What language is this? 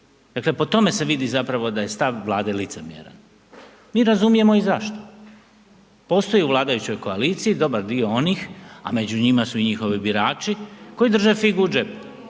Croatian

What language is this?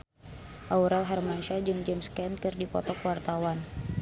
Sundanese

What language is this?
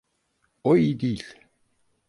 Turkish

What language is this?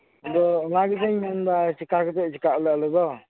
Santali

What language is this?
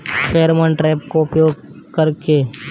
Bhojpuri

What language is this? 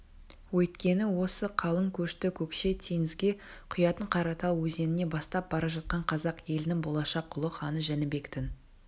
Kazakh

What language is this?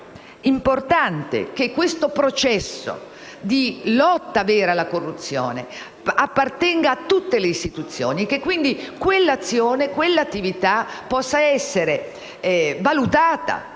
Italian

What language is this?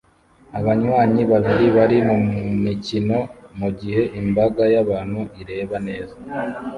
Kinyarwanda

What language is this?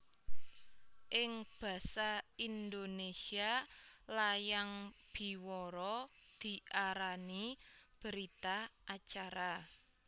Javanese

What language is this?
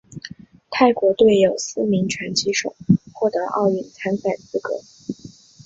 Chinese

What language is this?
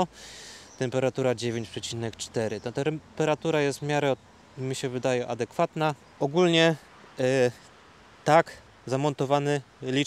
Polish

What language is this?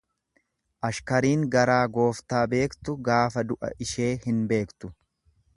Oromo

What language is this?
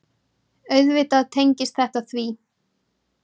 Icelandic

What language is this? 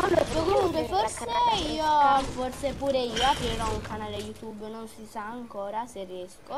Italian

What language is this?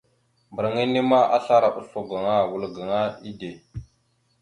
Mada (Cameroon)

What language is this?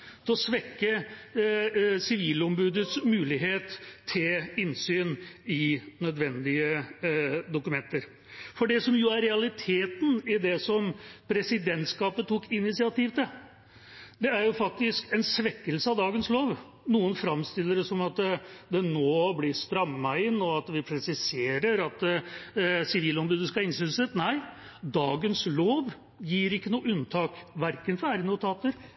Norwegian Bokmål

